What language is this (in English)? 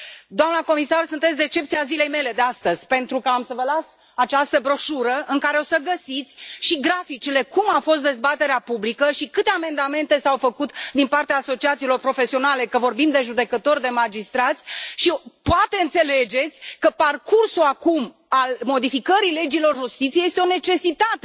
Romanian